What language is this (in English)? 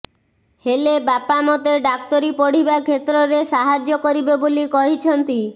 Odia